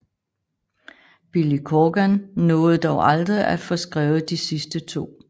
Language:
Danish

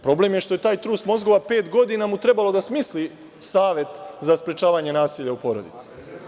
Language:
Serbian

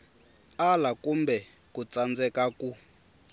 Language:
Tsonga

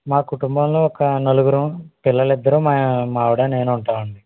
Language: Telugu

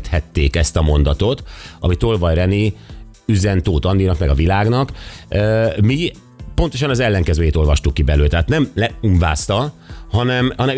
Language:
Hungarian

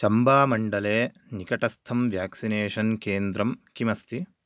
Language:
Sanskrit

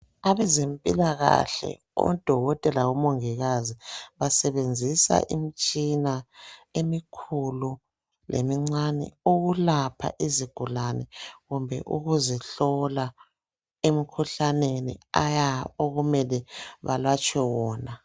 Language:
North Ndebele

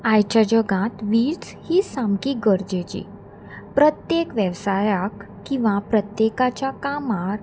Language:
Konkani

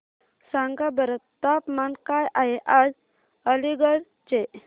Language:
Marathi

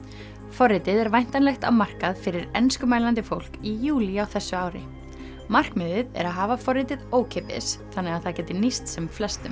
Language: Icelandic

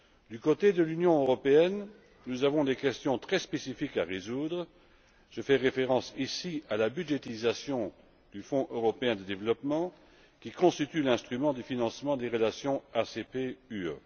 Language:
French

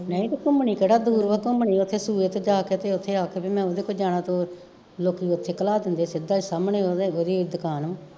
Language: Punjabi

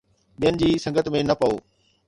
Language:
Sindhi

